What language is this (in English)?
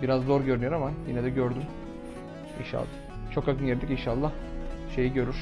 Turkish